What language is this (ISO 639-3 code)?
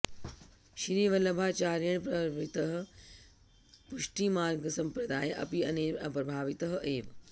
san